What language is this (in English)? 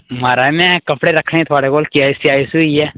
Dogri